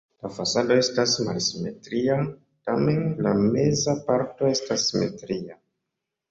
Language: Esperanto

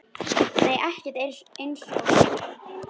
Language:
Icelandic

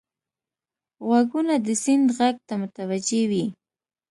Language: Pashto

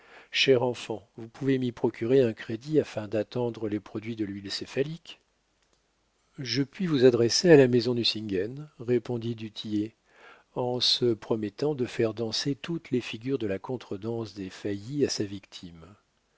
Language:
French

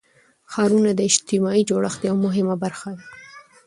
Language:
Pashto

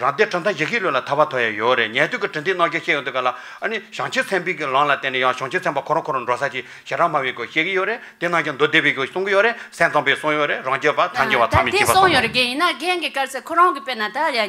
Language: Romanian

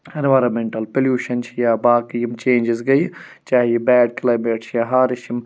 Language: Kashmiri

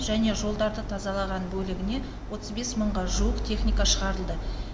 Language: Kazakh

